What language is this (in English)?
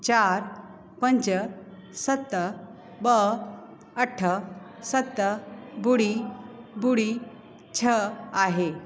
Sindhi